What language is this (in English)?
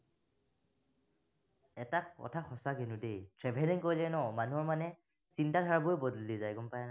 Assamese